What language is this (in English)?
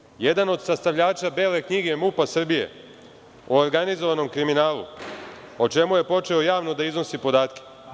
Serbian